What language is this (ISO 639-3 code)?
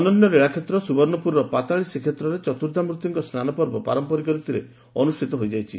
ori